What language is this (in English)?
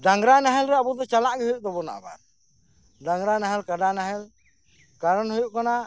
Santali